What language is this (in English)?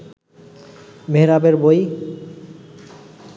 Bangla